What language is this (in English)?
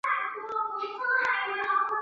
Chinese